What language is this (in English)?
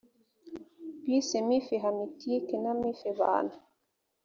Kinyarwanda